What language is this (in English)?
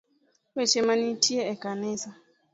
Luo (Kenya and Tanzania)